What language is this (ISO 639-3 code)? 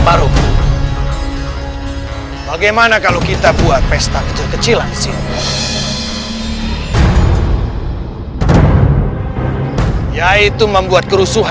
ind